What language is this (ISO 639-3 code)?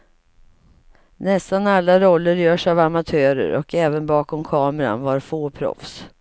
swe